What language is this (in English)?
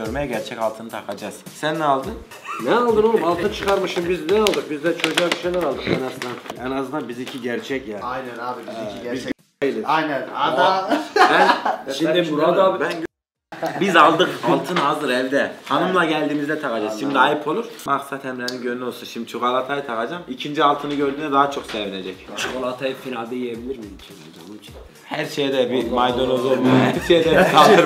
Turkish